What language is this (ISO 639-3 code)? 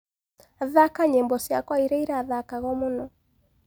kik